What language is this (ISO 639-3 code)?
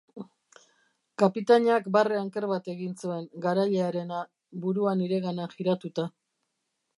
eus